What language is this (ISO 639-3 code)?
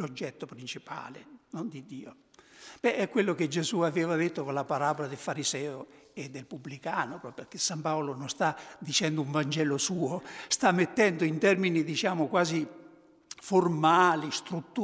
ita